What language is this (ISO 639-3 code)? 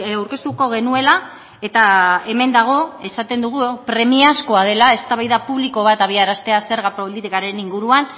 eus